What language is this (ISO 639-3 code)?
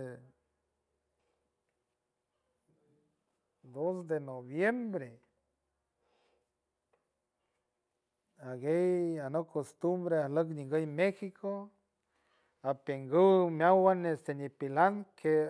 hue